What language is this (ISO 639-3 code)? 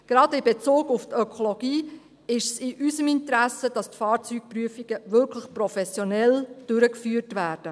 gsw